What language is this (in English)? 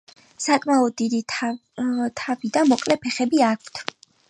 Georgian